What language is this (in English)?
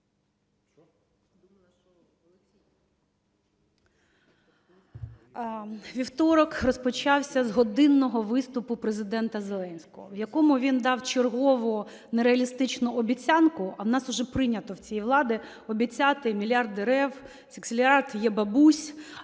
Ukrainian